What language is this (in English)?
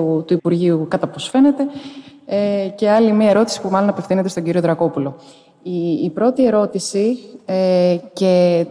Greek